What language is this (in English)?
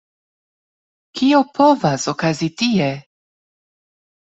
Esperanto